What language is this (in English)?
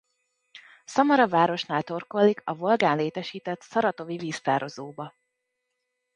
Hungarian